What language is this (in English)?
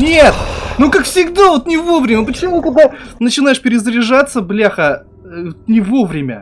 Russian